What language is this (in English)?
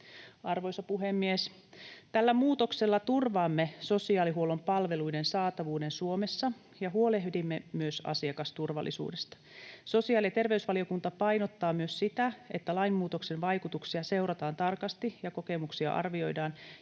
Finnish